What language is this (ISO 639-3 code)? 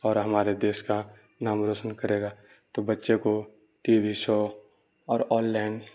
urd